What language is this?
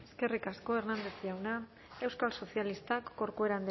Basque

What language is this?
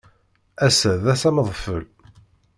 Kabyle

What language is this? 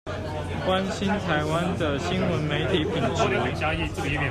Chinese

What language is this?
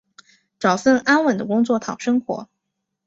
Chinese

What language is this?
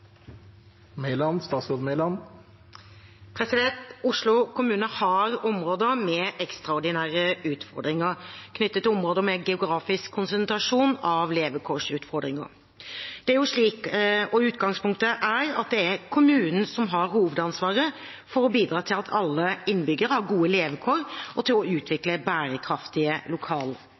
Norwegian Bokmål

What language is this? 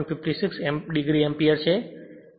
Gujarati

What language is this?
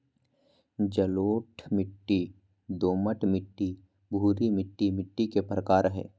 Magahi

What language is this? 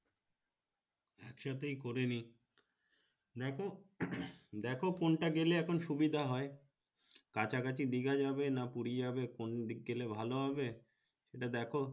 Bangla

